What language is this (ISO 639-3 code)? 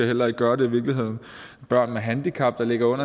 dan